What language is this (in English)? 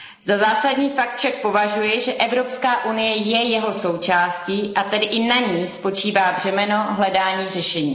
Czech